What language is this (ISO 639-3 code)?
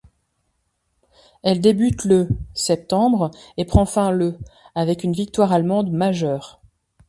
fra